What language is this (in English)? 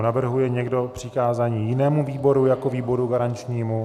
Czech